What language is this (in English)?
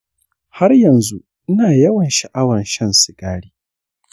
Hausa